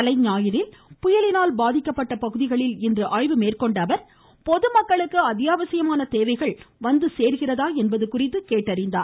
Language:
Tamil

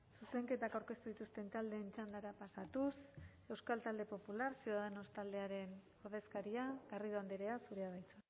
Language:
Basque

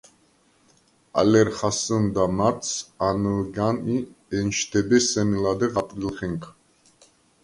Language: Svan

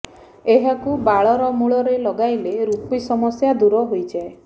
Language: Odia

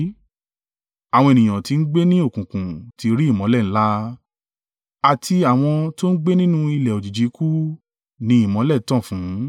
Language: Yoruba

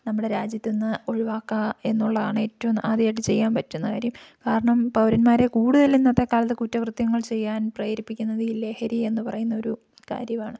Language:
Malayalam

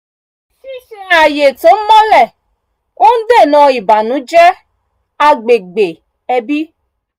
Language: Yoruba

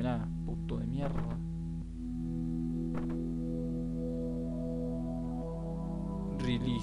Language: Spanish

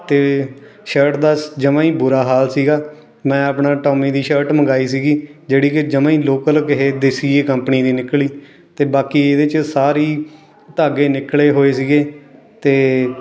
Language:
Punjabi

